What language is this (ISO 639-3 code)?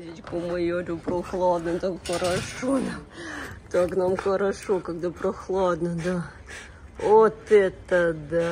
rus